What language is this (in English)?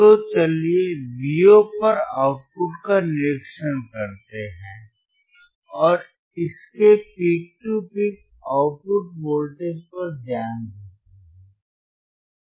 Hindi